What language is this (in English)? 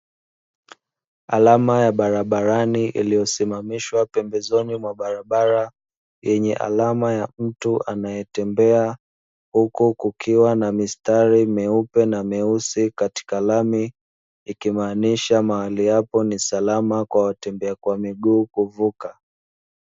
Swahili